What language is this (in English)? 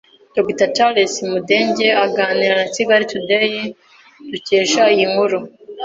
Kinyarwanda